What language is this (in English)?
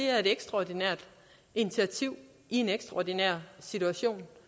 Danish